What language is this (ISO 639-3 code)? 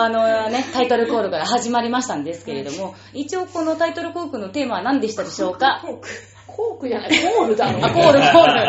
jpn